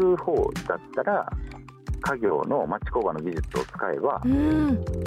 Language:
Japanese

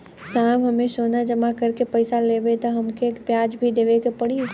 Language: Bhojpuri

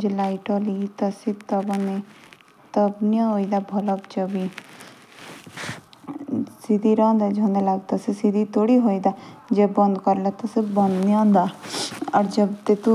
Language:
Jaunsari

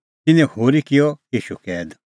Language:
Kullu Pahari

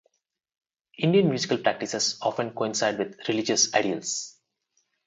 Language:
English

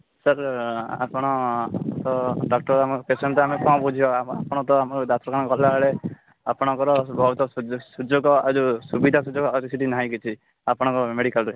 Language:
Odia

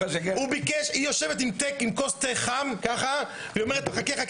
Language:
Hebrew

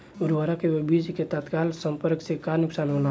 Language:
Bhojpuri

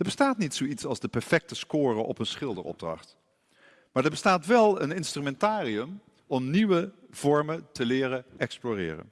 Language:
Dutch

